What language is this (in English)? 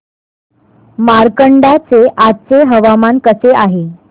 Marathi